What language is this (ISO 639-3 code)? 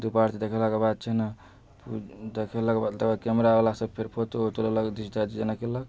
mai